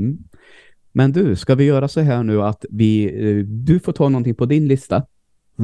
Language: Swedish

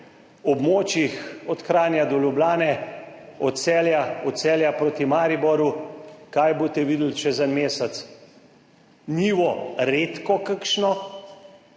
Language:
Slovenian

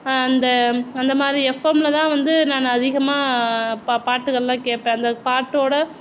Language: Tamil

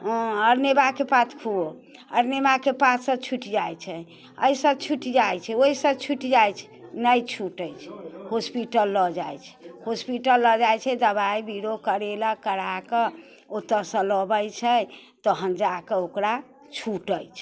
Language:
Maithili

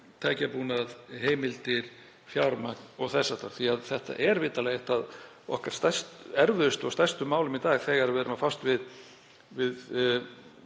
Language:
Icelandic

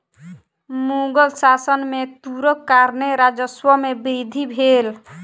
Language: Maithili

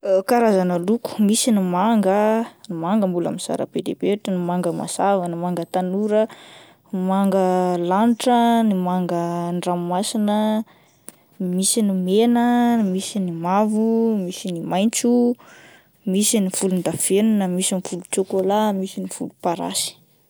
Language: Malagasy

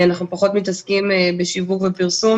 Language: Hebrew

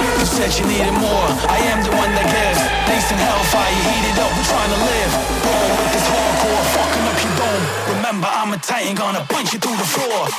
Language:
English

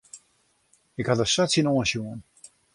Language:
Western Frisian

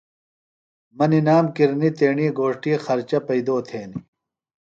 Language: Phalura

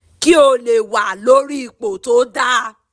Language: Yoruba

